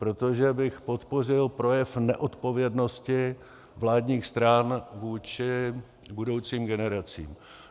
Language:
Czech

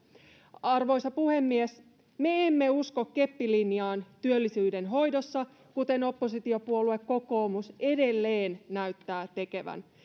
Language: Finnish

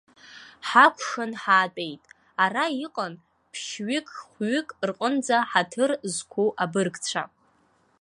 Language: Abkhazian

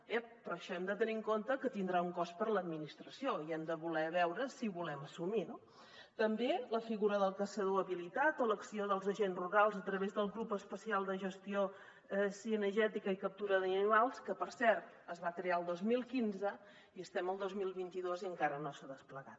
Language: Catalan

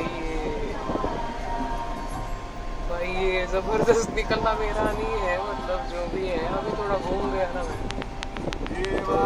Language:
Marathi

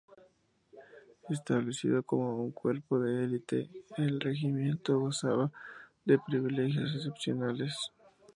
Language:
Spanish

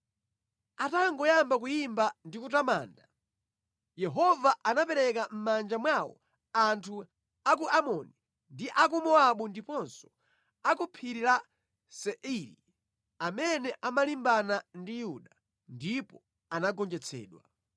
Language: Nyanja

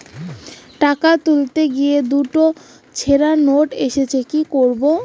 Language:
Bangla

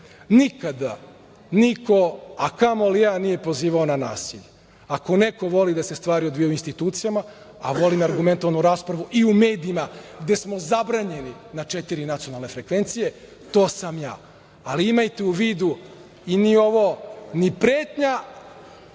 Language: Serbian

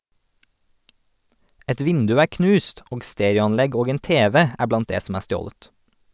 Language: Norwegian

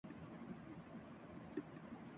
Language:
Urdu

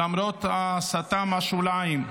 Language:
Hebrew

